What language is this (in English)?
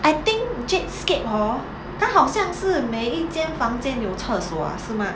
English